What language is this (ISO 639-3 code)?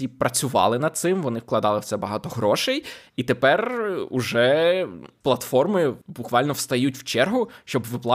ukr